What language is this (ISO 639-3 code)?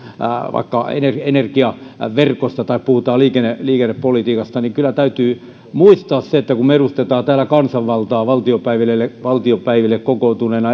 fin